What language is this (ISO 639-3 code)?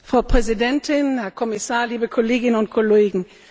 deu